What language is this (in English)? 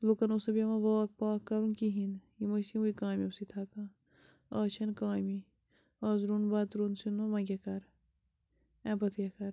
Kashmiri